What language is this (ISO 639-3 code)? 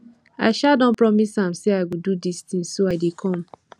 pcm